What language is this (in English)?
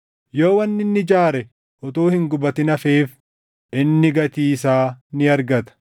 Oromo